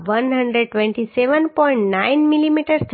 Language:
Gujarati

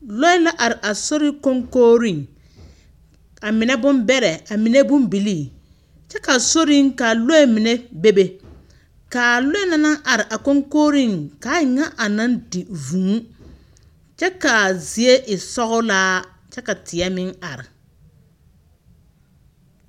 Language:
Southern Dagaare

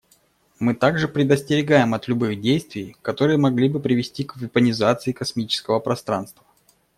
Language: Russian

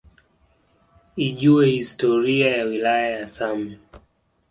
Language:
Swahili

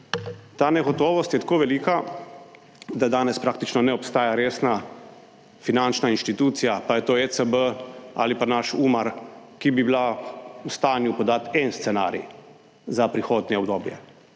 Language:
Slovenian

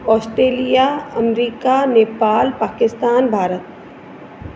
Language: Sindhi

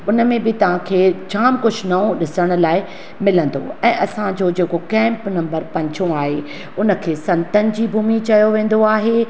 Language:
Sindhi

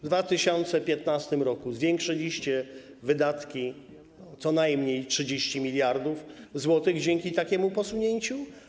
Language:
Polish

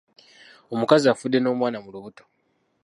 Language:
Ganda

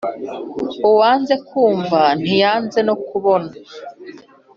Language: Kinyarwanda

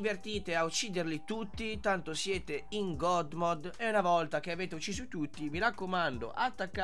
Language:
Italian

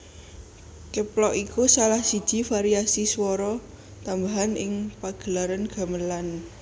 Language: Javanese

